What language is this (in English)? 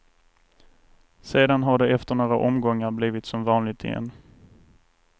Swedish